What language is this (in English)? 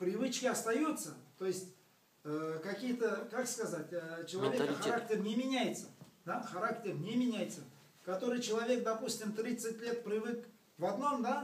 Russian